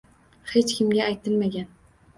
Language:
Uzbek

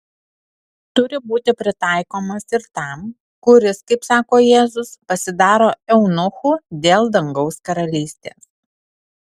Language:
Lithuanian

